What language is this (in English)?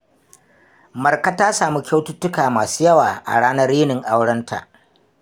Hausa